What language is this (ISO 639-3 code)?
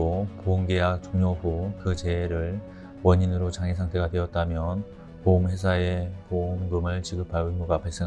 kor